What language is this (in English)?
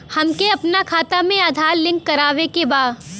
Bhojpuri